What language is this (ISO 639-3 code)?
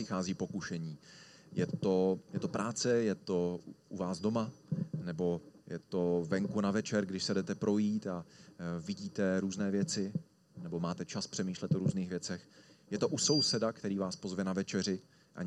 ces